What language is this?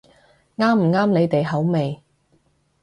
Cantonese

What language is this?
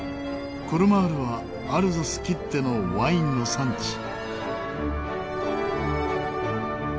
Japanese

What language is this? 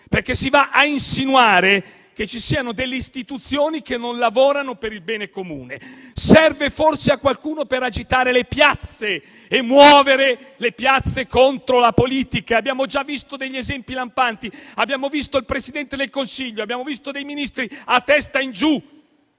Italian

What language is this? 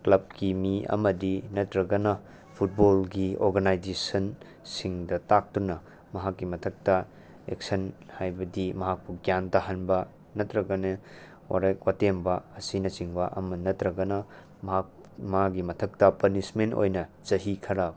Manipuri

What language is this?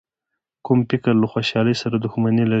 Pashto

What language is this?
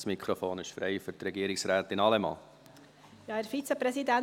Swiss German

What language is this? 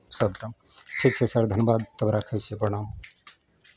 Maithili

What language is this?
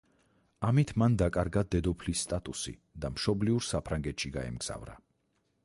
Georgian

